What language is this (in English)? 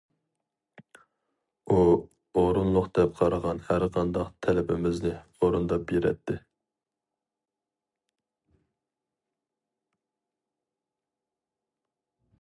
Uyghur